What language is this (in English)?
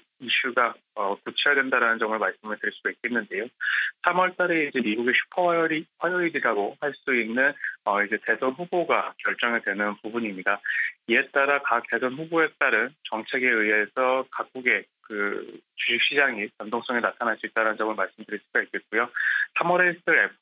Korean